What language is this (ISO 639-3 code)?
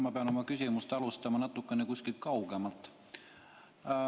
est